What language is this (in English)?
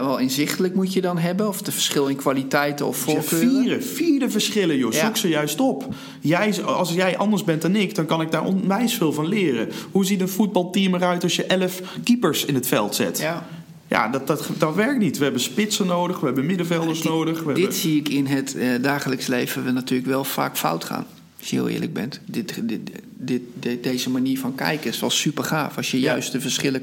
Dutch